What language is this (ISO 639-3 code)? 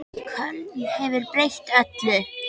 isl